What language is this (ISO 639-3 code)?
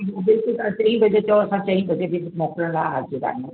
snd